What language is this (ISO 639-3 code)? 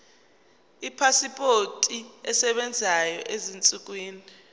zul